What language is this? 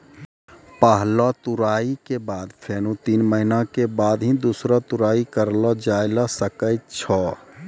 Maithili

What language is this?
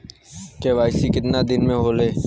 Bhojpuri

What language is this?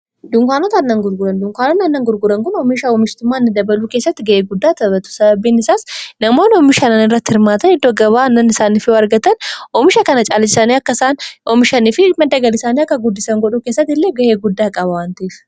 Oromo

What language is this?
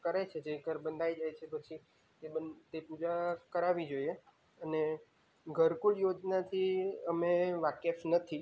Gujarati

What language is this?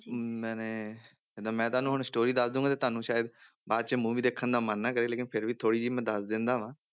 Punjabi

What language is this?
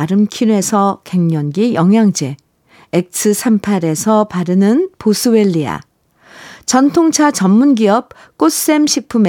Korean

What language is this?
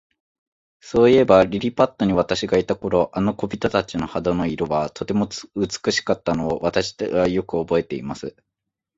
Japanese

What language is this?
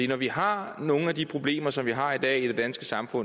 Danish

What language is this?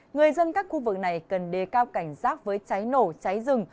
Vietnamese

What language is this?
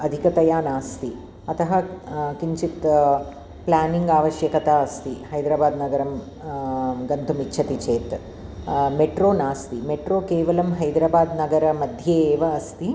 Sanskrit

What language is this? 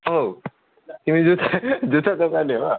Nepali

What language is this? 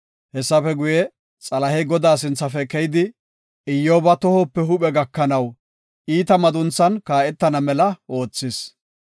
Gofa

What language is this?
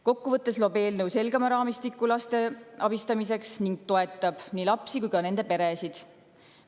Estonian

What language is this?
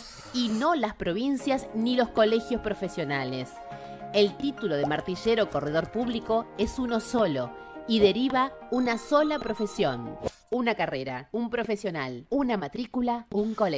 Spanish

